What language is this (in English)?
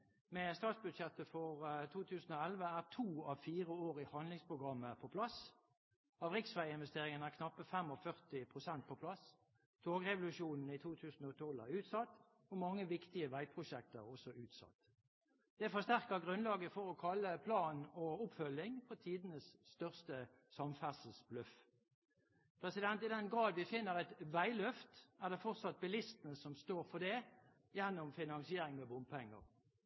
Norwegian Bokmål